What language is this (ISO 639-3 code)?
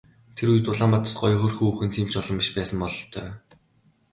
mon